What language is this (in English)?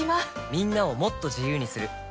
Japanese